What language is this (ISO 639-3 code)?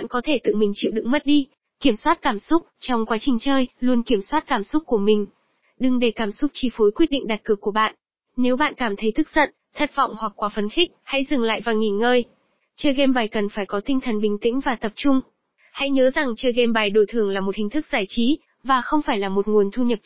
vie